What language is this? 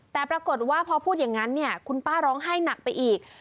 Thai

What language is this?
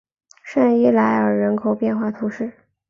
Chinese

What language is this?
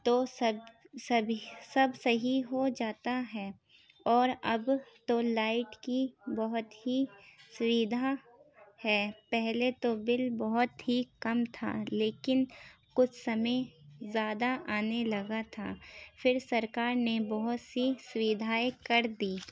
Urdu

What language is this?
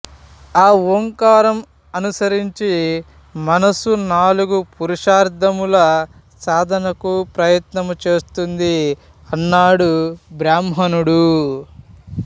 Telugu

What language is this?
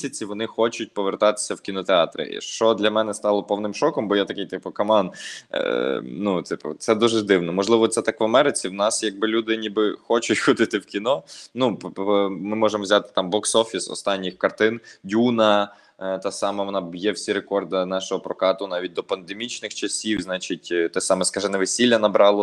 Ukrainian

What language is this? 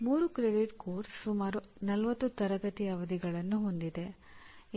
Kannada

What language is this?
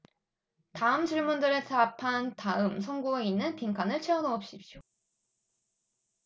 Korean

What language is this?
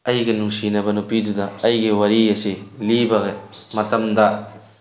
Manipuri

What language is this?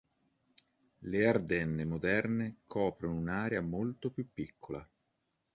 Italian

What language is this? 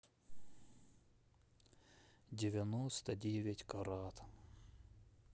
Russian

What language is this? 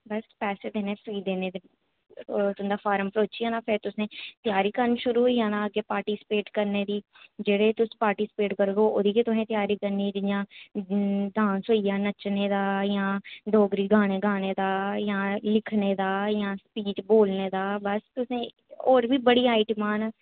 Dogri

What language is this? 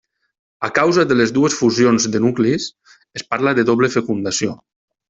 Catalan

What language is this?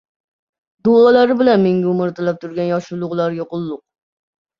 Uzbek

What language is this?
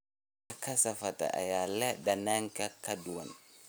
Somali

